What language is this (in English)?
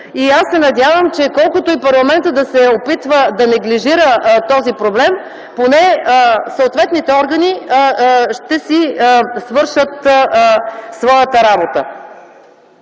Bulgarian